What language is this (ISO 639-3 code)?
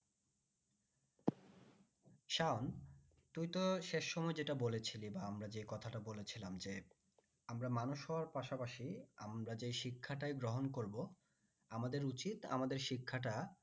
ben